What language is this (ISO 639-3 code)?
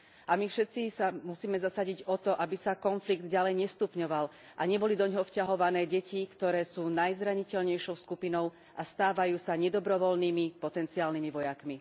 slk